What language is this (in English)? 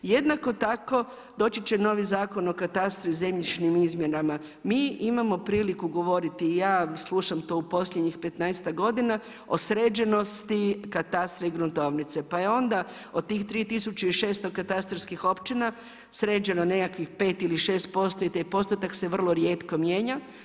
Croatian